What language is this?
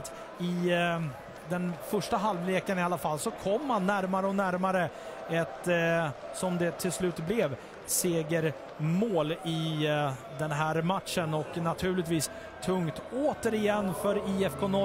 Swedish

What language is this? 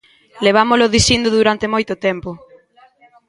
Galician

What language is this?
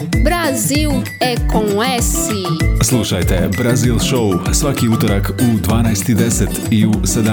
Croatian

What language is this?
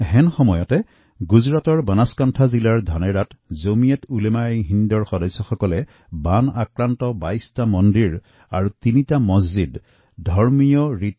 Assamese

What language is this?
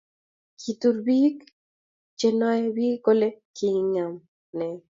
Kalenjin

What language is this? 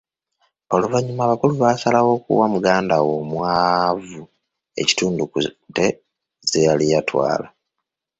Ganda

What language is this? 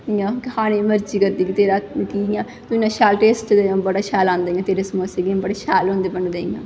Dogri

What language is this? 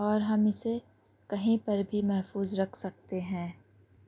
Urdu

